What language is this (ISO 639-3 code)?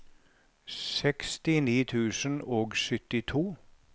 nor